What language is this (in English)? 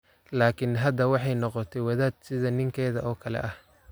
Somali